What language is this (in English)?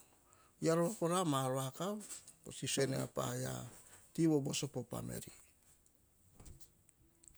Hahon